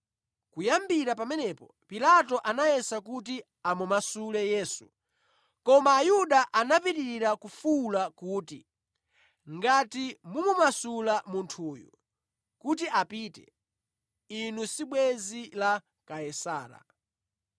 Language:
Nyanja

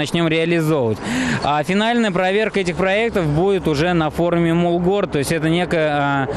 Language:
Russian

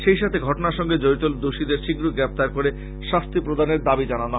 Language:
Bangla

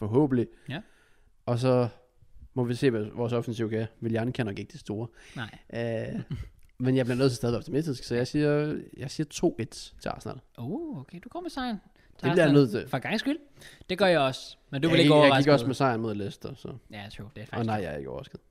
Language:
Danish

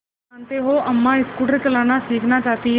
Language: Hindi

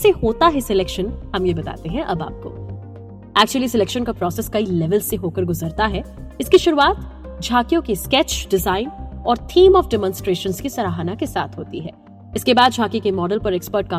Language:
Hindi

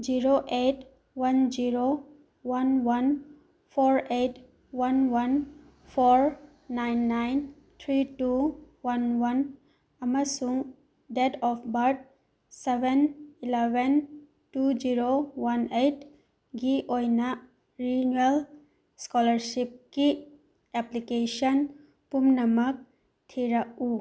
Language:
Manipuri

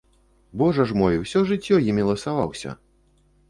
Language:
Belarusian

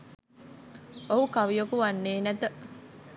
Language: Sinhala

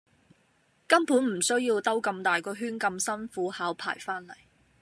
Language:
Cantonese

